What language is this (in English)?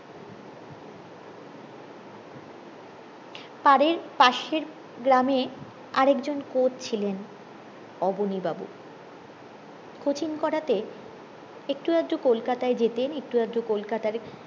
Bangla